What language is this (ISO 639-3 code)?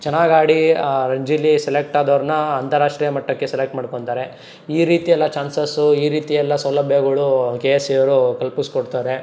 kan